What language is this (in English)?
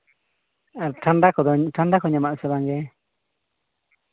Santali